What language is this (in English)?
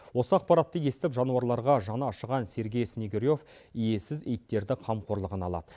Kazakh